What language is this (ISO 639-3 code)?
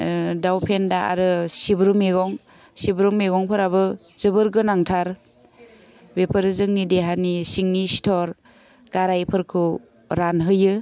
brx